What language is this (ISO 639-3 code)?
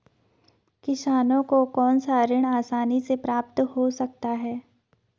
hin